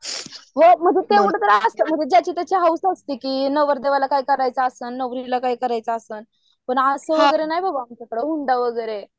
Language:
Marathi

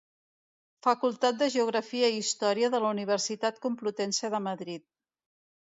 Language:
Catalan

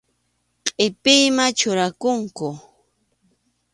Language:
Arequipa-La Unión Quechua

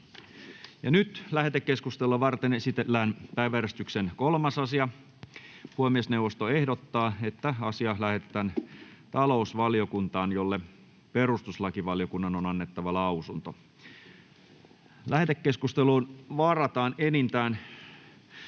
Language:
Finnish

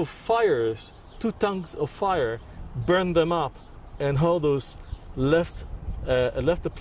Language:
English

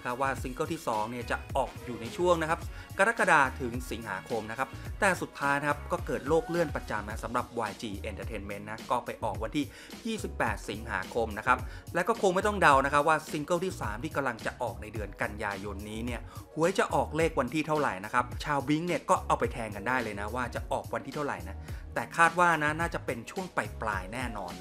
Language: Thai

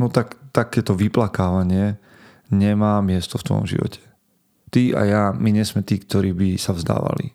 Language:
Slovak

